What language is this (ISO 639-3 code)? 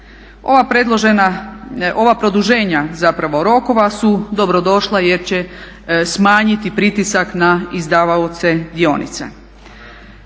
hrv